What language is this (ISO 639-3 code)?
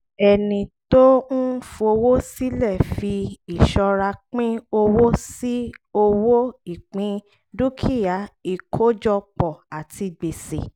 yor